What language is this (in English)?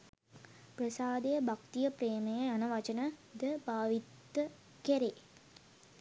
Sinhala